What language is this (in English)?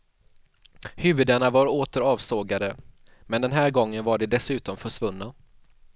Swedish